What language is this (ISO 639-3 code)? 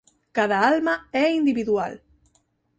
glg